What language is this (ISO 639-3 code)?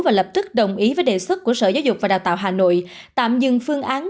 vie